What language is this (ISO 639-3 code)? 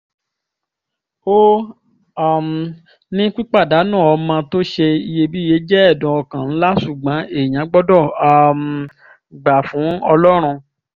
yor